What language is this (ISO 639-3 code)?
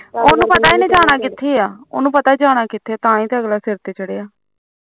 pan